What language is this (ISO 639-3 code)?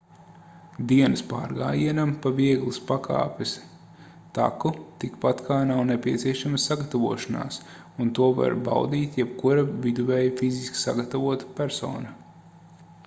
lav